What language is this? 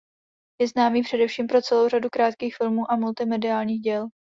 Czech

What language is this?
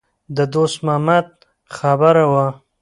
Pashto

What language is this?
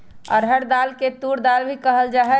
Magahi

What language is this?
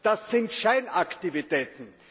German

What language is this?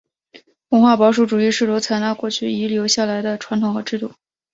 Chinese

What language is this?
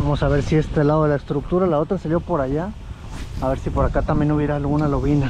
Spanish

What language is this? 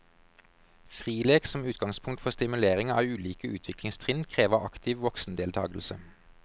Norwegian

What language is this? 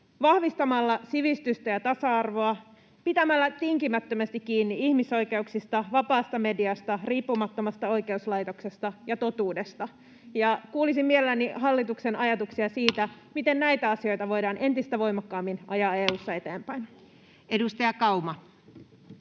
Finnish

